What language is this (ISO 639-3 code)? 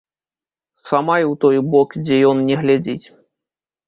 bel